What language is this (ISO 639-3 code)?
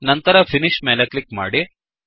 kan